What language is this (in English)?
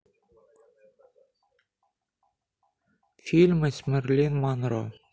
Russian